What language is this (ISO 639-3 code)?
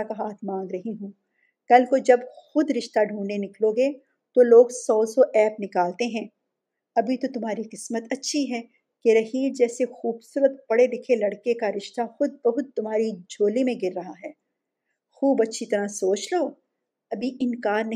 urd